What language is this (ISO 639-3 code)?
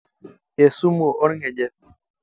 mas